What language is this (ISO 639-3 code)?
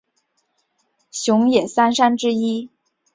zho